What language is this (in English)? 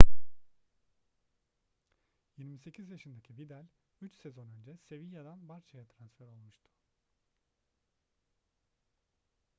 Turkish